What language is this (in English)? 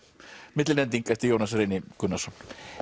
Icelandic